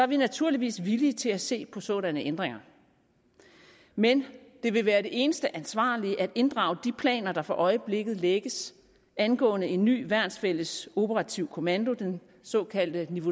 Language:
Danish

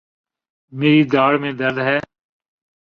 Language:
Urdu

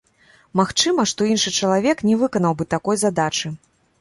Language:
Belarusian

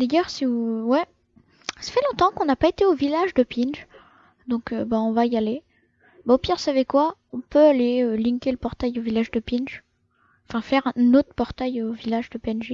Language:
French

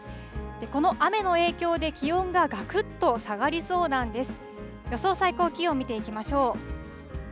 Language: Japanese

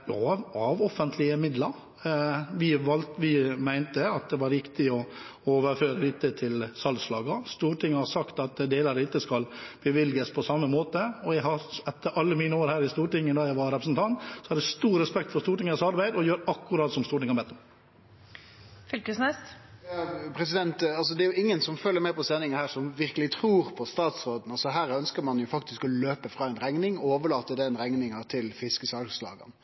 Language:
Norwegian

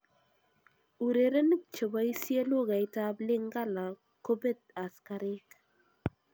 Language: Kalenjin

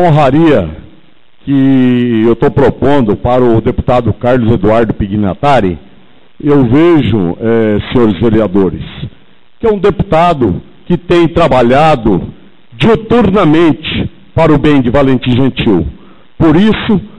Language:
Portuguese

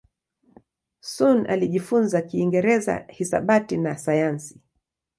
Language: Swahili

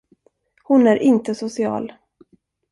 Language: Swedish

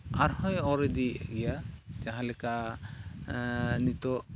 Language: Santali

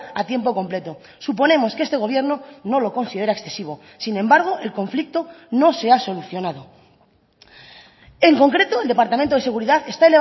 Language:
Spanish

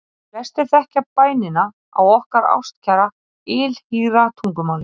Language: Icelandic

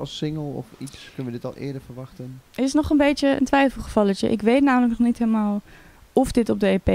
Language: Dutch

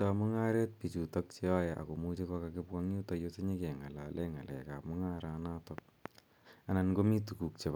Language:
Kalenjin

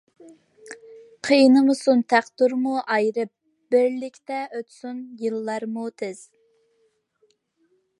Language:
Uyghur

